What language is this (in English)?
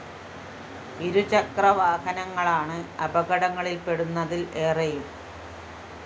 Malayalam